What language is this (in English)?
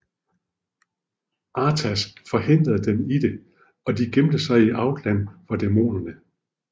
Danish